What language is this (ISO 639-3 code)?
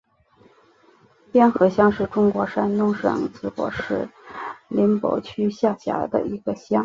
zho